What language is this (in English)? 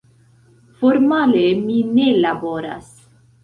Esperanto